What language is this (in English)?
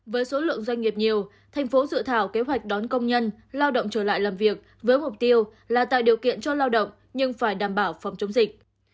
Vietnamese